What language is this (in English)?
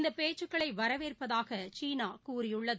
Tamil